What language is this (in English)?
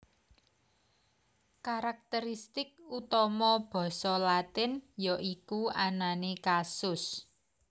Javanese